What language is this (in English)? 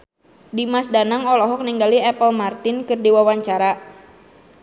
Sundanese